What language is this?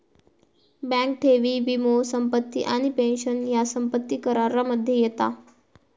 Marathi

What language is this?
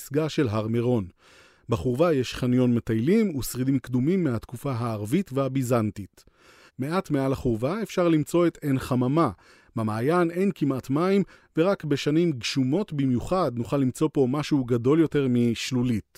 Hebrew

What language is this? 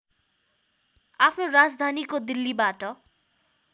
Nepali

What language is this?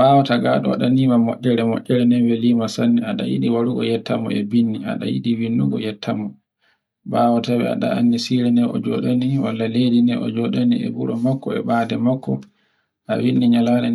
Borgu Fulfulde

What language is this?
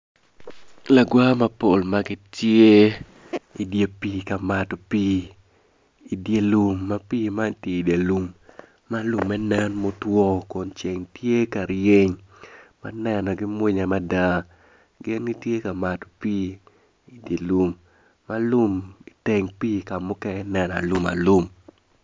Acoli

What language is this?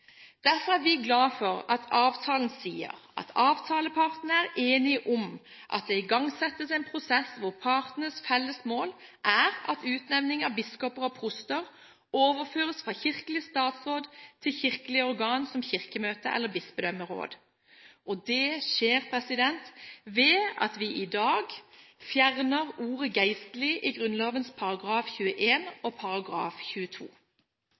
Norwegian Bokmål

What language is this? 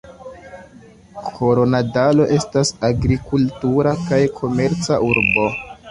Esperanto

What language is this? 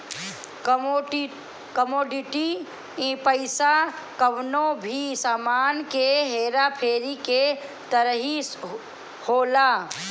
Bhojpuri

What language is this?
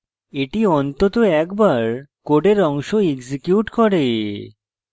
Bangla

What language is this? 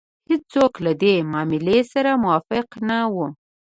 Pashto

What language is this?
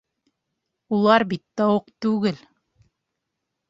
Bashkir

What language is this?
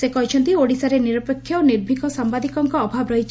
Odia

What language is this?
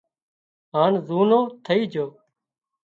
Wadiyara Koli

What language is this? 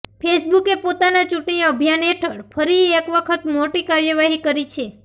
Gujarati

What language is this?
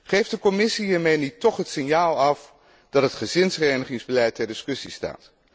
Dutch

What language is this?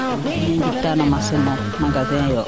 Serer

